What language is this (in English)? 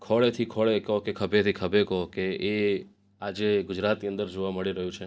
Gujarati